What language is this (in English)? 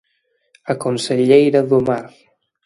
Galician